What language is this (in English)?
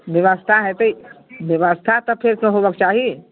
Maithili